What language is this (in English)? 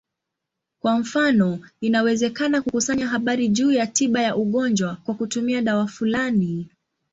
Swahili